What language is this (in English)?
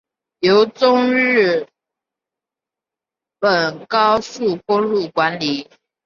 Chinese